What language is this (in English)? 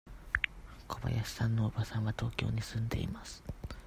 Japanese